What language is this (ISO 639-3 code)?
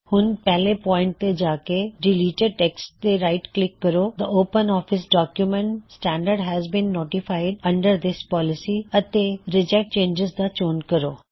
pan